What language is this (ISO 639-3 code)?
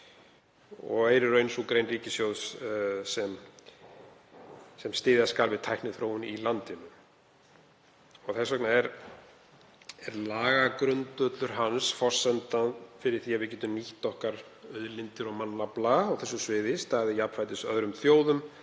isl